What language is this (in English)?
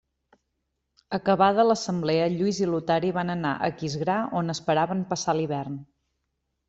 Catalan